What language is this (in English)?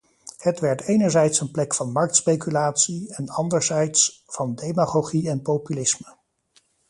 Dutch